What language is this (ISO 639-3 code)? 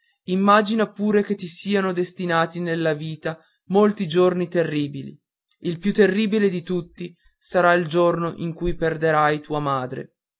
ita